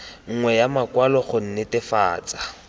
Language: Tswana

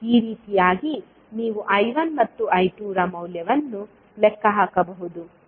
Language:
Kannada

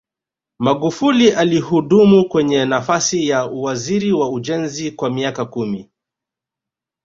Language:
Swahili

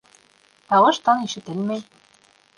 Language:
Bashkir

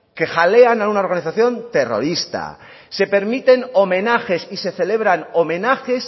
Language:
Spanish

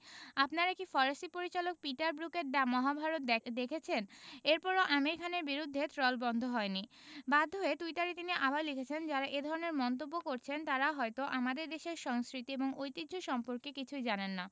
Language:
Bangla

